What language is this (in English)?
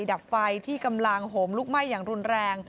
Thai